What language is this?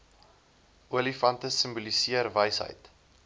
Afrikaans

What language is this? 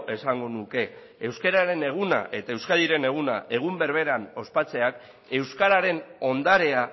Basque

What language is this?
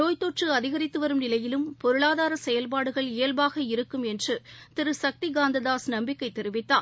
Tamil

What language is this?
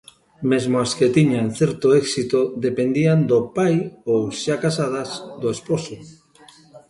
Galician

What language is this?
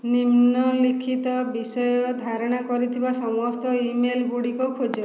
Odia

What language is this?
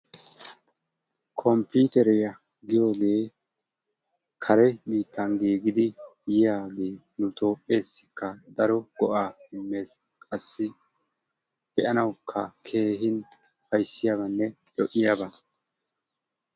Wolaytta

